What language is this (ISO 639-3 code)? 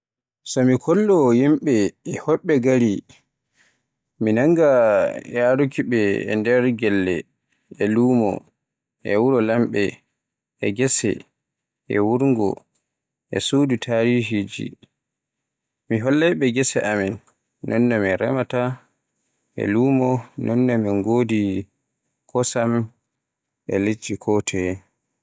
fue